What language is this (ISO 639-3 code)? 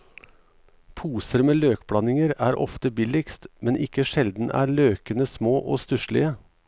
nor